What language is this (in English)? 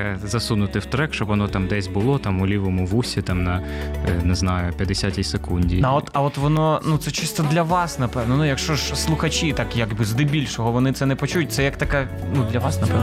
Ukrainian